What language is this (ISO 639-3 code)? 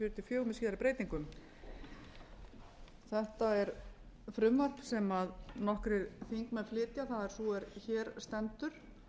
isl